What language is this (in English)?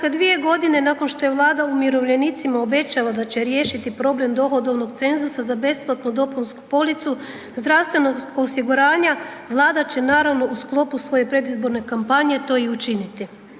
Croatian